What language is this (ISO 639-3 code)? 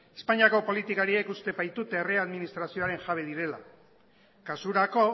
eus